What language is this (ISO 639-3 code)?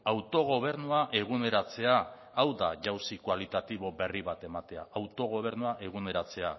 eus